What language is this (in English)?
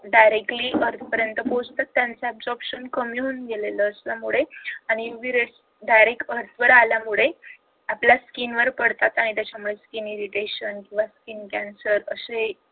Marathi